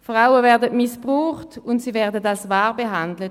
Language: Swiss German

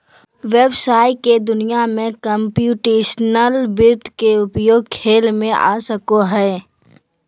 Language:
Magahi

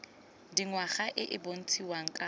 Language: Tswana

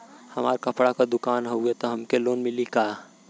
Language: Bhojpuri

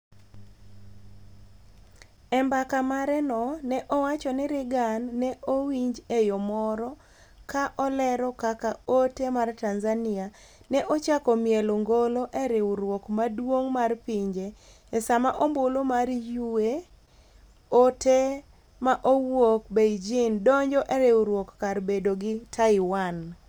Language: Luo (Kenya and Tanzania)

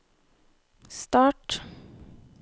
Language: Norwegian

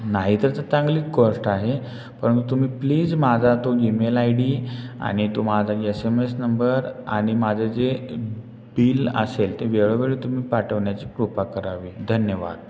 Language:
Marathi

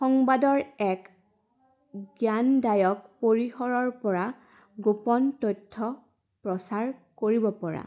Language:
Assamese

